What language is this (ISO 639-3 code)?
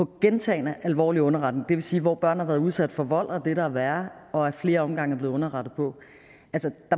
dan